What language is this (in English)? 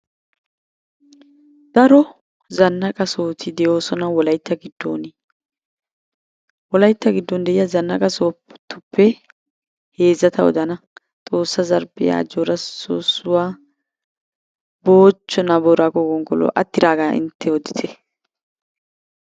Wolaytta